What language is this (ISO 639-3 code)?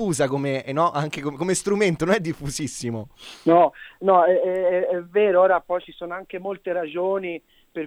ita